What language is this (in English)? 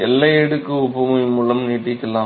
Tamil